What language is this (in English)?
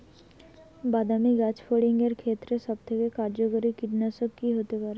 Bangla